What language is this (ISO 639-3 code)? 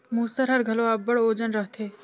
hne